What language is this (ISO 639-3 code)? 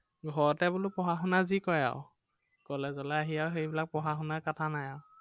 asm